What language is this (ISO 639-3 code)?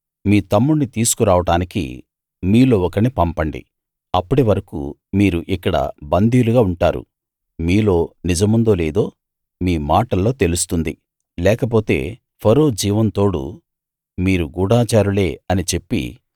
tel